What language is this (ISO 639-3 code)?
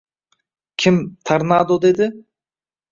uzb